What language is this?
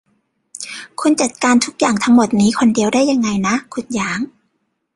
Thai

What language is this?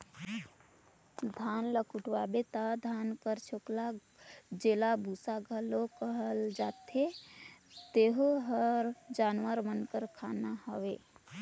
Chhattisgarhi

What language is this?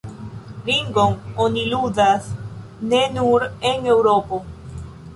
Esperanto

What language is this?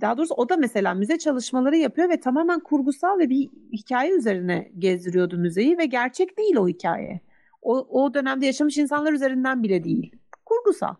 Turkish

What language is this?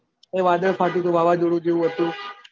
Gujarati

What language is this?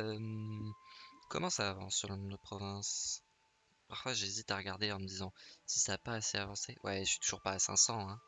French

